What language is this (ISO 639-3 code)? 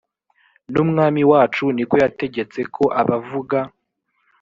kin